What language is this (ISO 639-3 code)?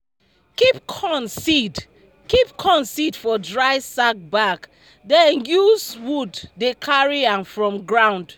pcm